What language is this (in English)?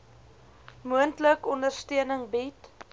Afrikaans